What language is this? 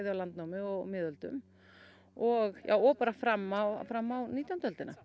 Icelandic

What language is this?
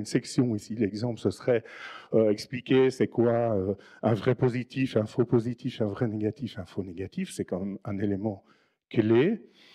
French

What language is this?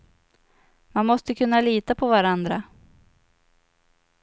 Swedish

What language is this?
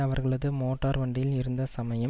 Tamil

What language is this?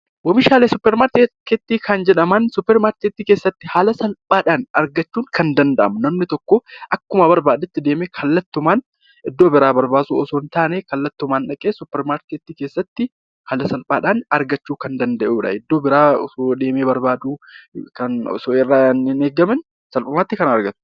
Oromo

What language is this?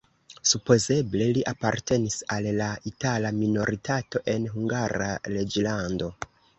Esperanto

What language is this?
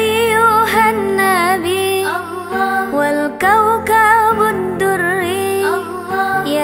Arabic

